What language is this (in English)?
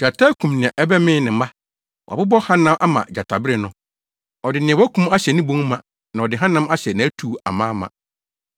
Akan